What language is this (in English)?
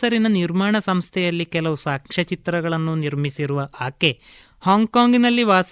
Kannada